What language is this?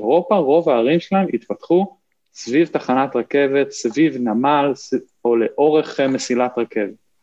Hebrew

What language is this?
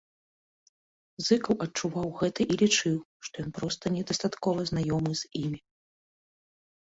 Belarusian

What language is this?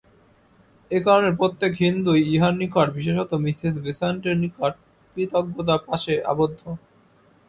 Bangla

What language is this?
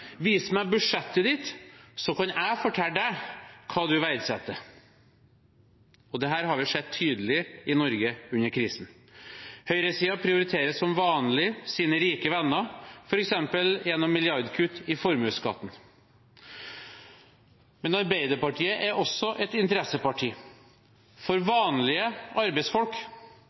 Norwegian Bokmål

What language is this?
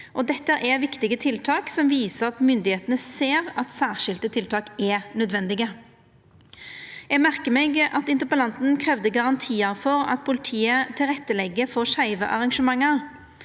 Norwegian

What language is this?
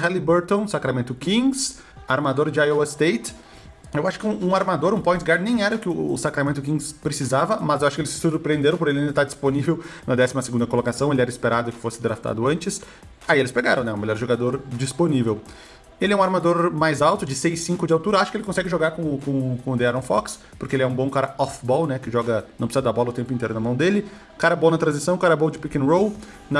Portuguese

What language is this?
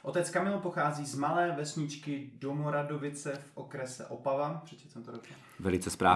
Czech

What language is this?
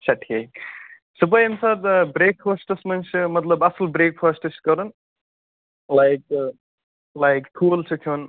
Kashmiri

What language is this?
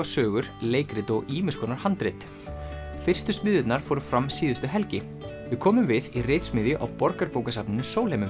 Icelandic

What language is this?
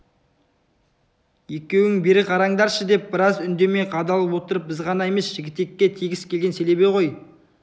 Kazakh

